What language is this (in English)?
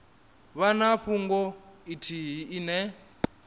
Venda